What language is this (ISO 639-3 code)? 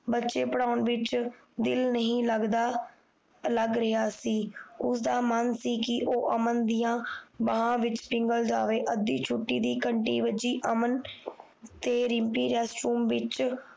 pan